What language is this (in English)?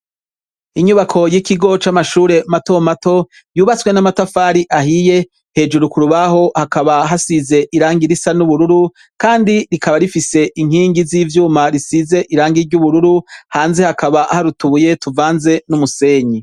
Rundi